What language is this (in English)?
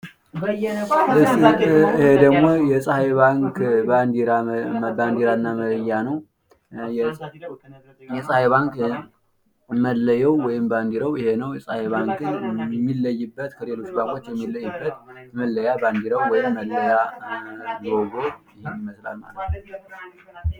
Amharic